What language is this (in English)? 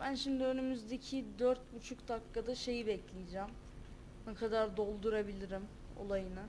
Turkish